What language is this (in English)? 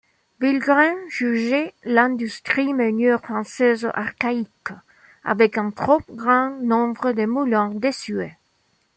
French